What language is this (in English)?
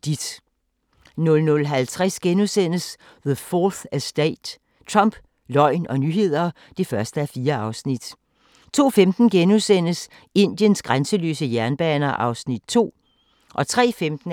Danish